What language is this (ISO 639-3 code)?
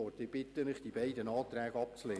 gsw